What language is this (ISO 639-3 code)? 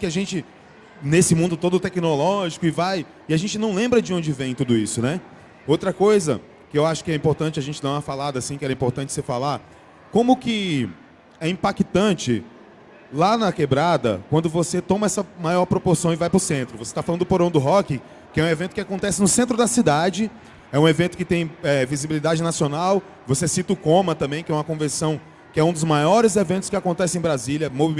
por